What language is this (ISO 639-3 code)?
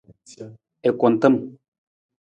nmz